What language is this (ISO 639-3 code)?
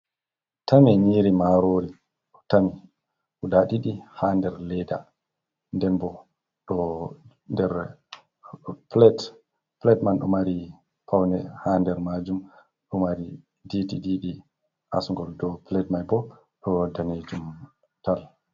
ful